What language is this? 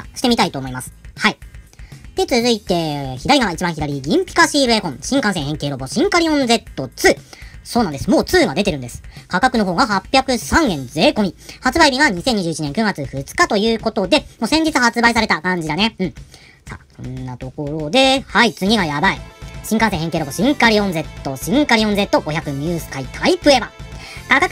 Japanese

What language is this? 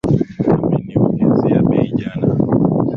Swahili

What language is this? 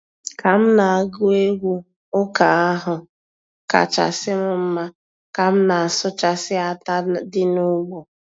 Igbo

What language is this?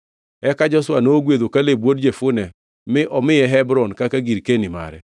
Luo (Kenya and Tanzania)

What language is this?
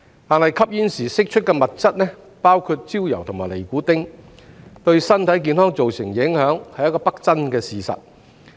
Cantonese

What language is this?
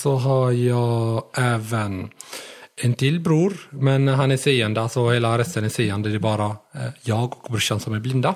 Swedish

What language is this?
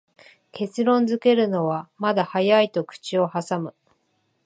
Japanese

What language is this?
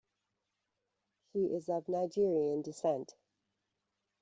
English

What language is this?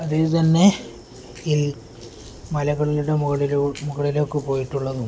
Malayalam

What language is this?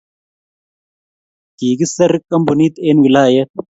Kalenjin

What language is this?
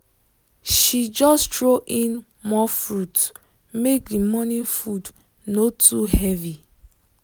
Nigerian Pidgin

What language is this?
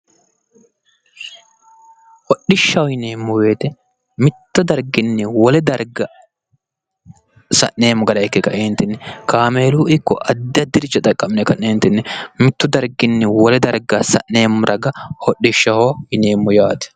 Sidamo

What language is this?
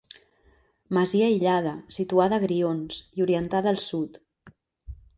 Catalan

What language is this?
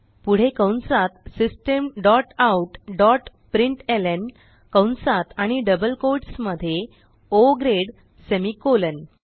Marathi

